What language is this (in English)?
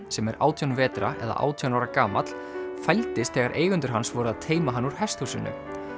Icelandic